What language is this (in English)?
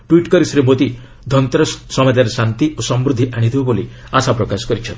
Odia